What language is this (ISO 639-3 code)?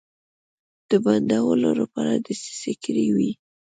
pus